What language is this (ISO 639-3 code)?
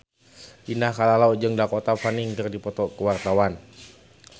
sun